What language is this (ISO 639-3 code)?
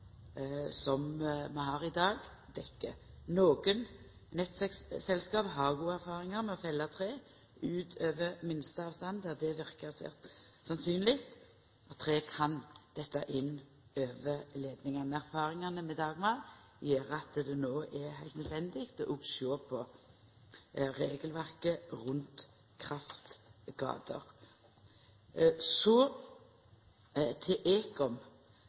nno